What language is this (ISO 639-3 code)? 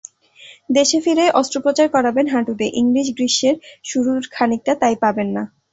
ben